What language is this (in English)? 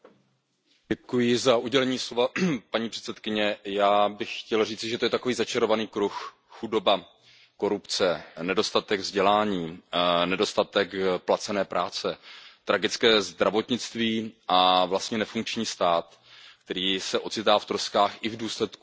Czech